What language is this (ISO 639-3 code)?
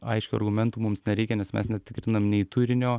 lit